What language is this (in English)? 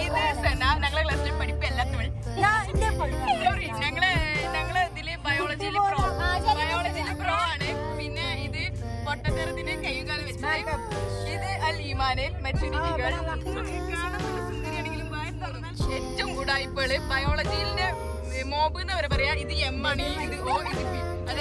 Thai